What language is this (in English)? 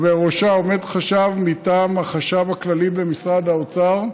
Hebrew